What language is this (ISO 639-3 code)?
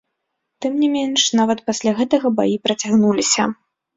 bel